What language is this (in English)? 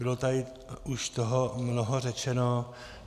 Czech